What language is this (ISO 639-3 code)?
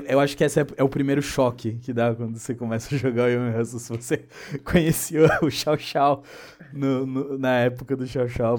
por